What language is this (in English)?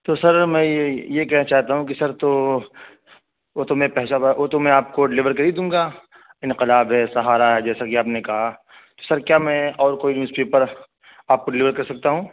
Urdu